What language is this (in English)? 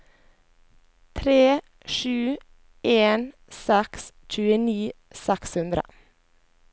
Norwegian